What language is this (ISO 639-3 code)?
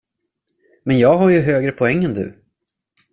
swe